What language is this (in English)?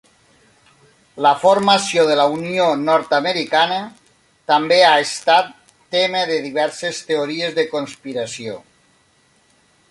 Catalan